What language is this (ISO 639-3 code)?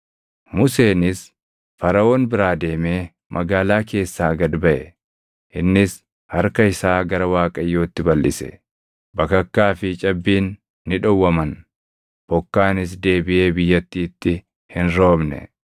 orm